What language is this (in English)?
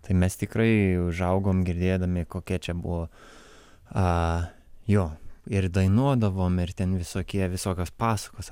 Lithuanian